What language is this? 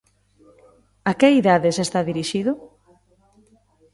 Galician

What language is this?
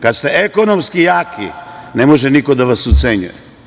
Serbian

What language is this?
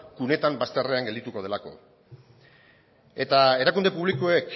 Basque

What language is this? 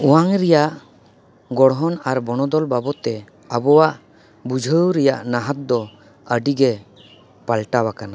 Santali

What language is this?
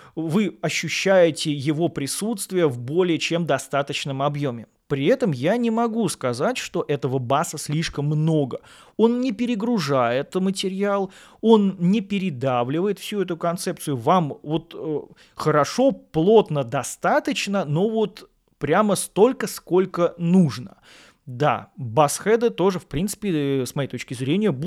Russian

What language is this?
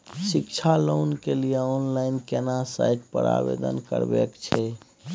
Maithili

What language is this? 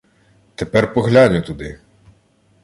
Ukrainian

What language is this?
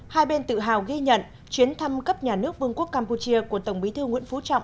Vietnamese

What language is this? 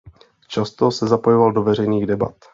Czech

